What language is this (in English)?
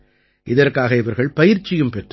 Tamil